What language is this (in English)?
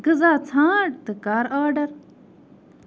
Kashmiri